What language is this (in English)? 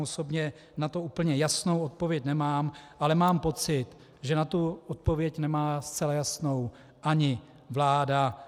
Czech